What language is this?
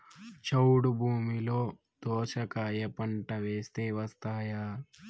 Telugu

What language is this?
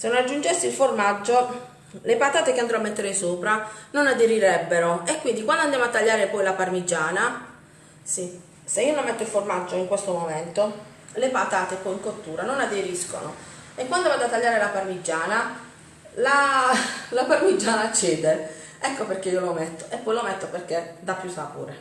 Italian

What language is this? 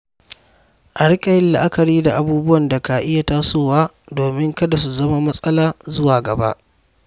Hausa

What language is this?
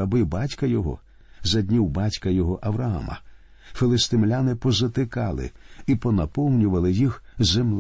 Ukrainian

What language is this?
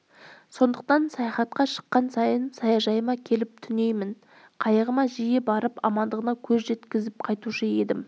Kazakh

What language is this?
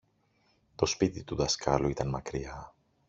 Greek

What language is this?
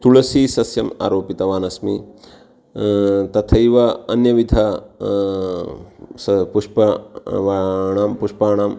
Sanskrit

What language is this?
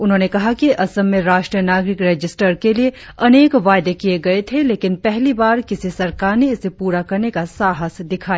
Hindi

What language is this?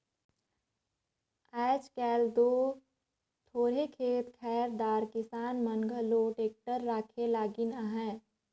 Chhattisgarhi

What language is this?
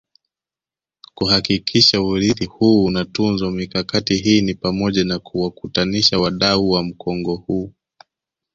Swahili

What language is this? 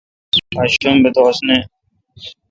Kalkoti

